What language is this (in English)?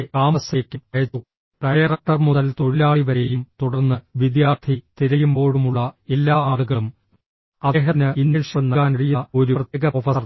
Malayalam